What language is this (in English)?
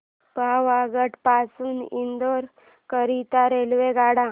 Marathi